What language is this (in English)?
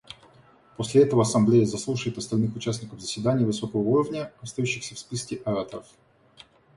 Russian